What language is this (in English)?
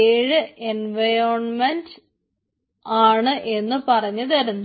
Malayalam